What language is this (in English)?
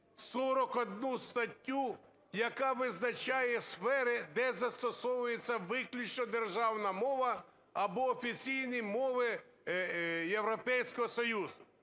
Ukrainian